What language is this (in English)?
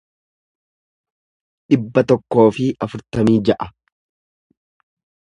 Oromo